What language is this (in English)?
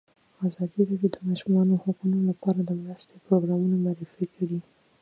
Pashto